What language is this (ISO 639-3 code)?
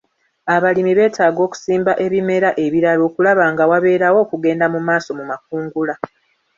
lug